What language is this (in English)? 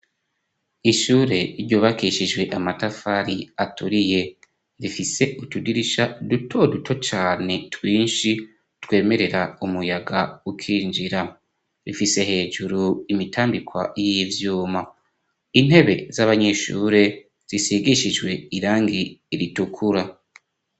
Rundi